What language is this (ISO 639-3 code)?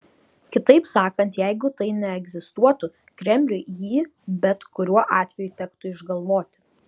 lit